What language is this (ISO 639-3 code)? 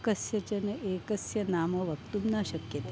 san